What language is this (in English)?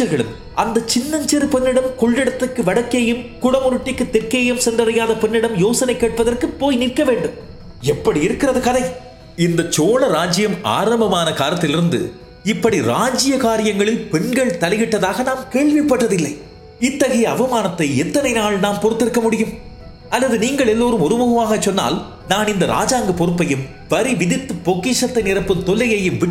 Tamil